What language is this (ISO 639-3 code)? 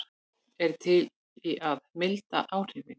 isl